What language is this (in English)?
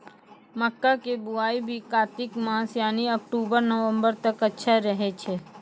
Maithili